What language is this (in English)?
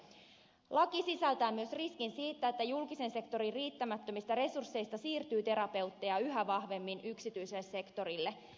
Finnish